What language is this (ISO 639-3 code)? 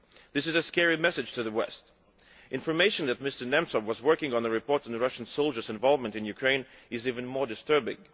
eng